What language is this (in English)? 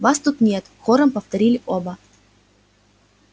Russian